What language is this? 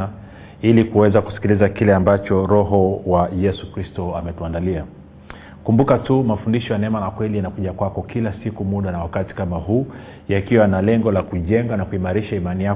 Swahili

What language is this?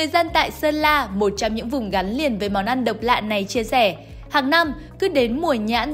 Vietnamese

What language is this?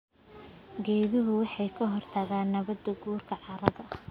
Somali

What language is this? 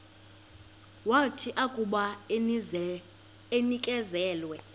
Xhosa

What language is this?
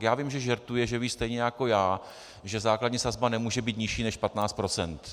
Czech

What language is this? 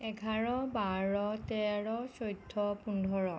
Assamese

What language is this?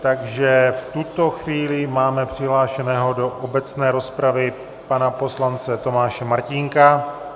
Czech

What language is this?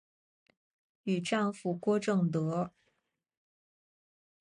Chinese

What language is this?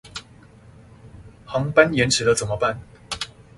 Chinese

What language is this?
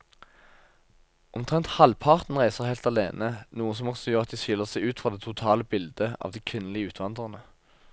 Norwegian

